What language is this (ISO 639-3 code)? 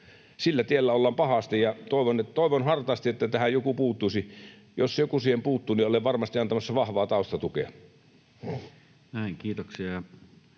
fin